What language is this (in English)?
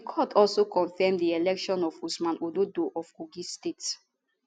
Nigerian Pidgin